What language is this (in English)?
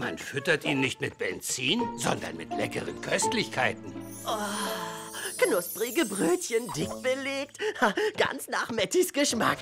German